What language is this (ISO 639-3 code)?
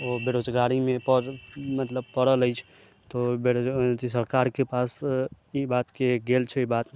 mai